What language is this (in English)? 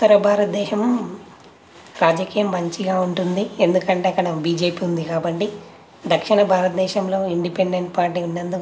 Telugu